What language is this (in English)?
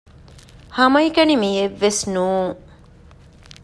Divehi